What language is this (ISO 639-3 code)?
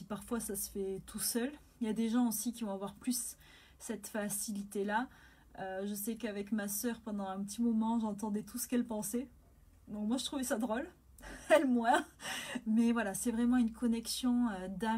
fra